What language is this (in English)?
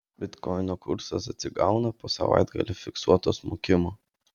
Lithuanian